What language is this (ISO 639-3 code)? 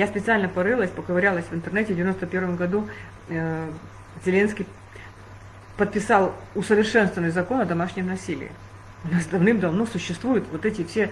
rus